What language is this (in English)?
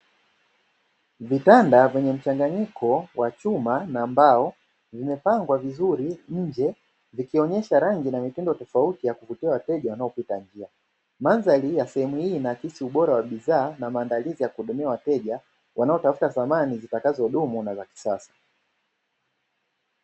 Swahili